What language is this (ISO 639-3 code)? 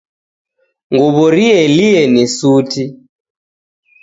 dav